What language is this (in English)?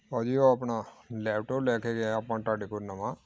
Punjabi